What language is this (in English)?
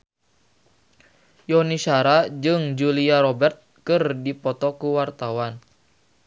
Sundanese